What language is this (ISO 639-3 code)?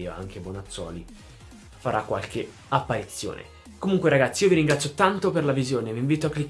ita